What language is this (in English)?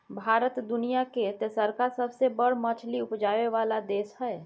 Maithili